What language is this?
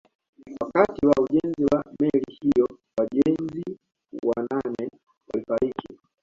Swahili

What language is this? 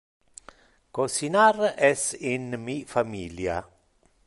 Interlingua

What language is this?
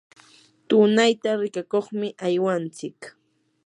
Yanahuanca Pasco Quechua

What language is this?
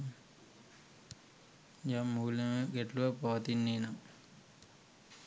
Sinhala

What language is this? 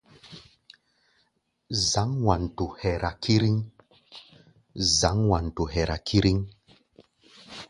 Gbaya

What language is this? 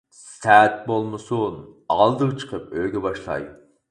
Uyghur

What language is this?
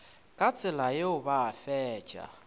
Northern Sotho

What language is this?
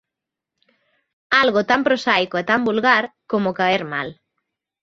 Galician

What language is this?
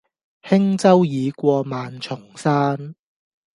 Cantonese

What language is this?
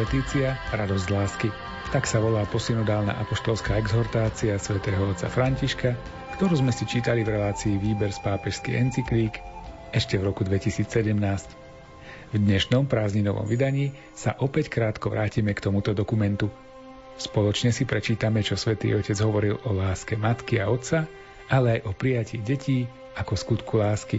Slovak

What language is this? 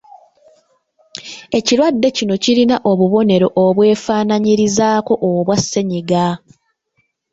Ganda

